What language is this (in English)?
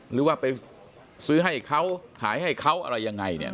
Thai